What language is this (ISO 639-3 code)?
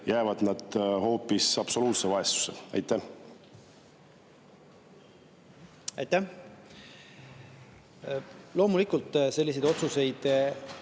est